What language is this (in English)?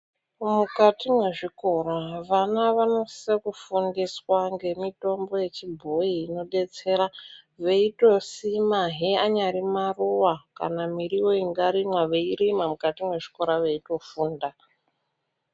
Ndau